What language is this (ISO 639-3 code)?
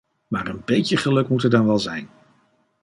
nld